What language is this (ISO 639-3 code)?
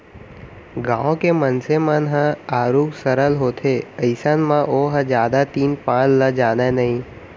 hne